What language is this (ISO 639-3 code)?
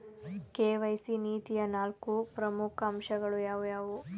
kan